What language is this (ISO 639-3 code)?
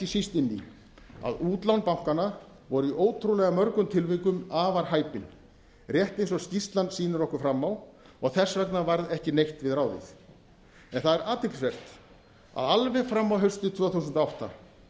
isl